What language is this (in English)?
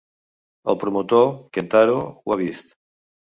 Catalan